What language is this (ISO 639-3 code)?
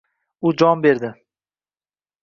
uzb